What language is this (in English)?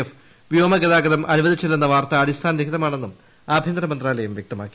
Malayalam